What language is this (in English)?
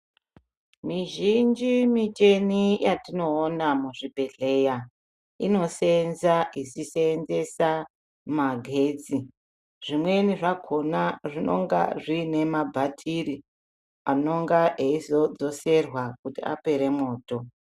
Ndau